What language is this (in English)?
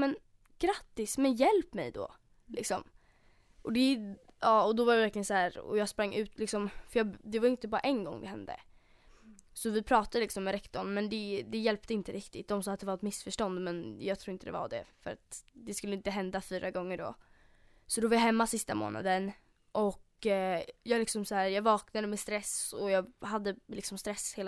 Swedish